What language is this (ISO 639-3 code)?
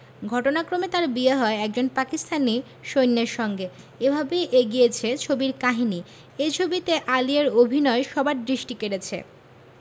ben